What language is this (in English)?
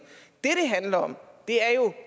Danish